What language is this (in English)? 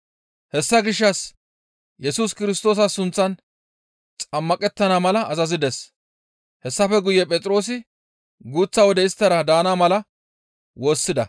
Gamo